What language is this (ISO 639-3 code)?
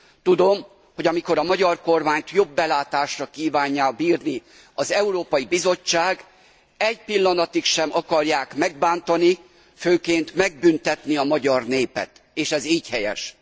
hun